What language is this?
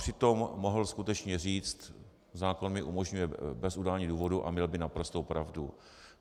Czech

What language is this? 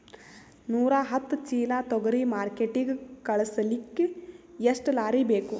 Kannada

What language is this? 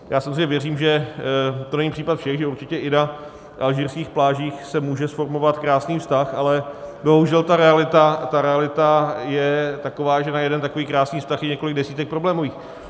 Czech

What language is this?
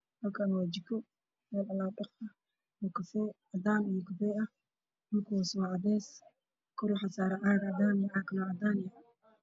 Somali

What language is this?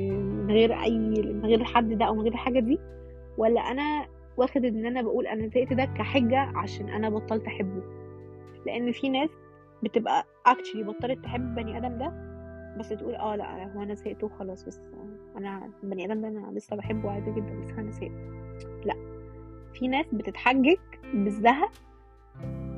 Arabic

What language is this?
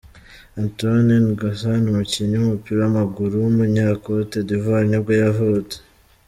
Kinyarwanda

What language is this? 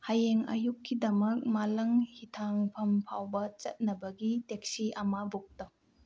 Manipuri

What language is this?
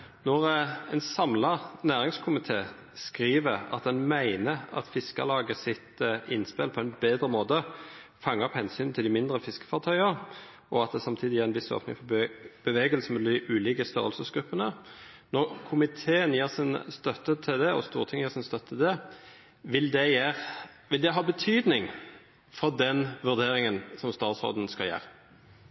Norwegian Nynorsk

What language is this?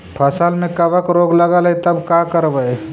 Magahi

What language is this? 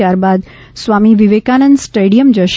Gujarati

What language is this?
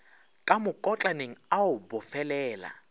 Northern Sotho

